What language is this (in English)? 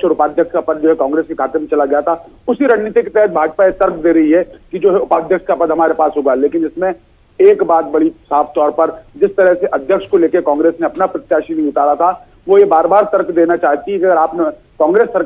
Hindi